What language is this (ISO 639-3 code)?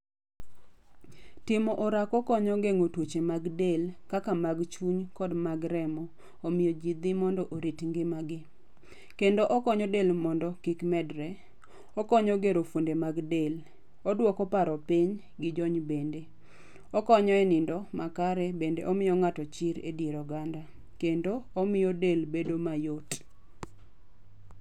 luo